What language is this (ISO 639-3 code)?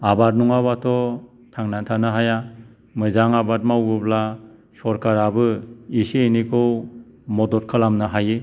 brx